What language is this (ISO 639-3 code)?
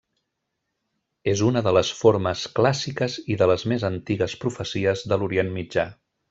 cat